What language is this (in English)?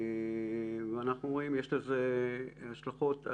Hebrew